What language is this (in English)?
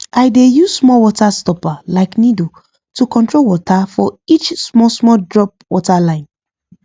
Nigerian Pidgin